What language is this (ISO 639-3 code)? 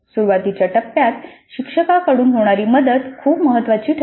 mar